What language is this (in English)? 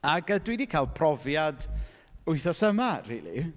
Welsh